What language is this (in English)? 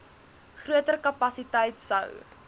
Afrikaans